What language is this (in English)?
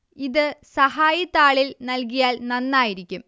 Malayalam